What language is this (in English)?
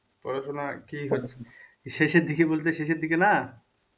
Bangla